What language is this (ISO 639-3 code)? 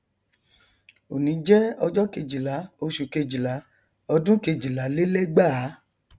yor